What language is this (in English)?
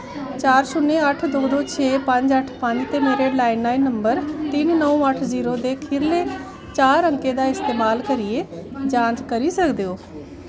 Dogri